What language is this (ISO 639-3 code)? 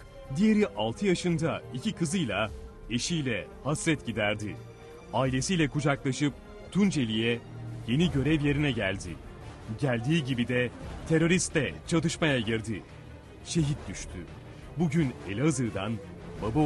tur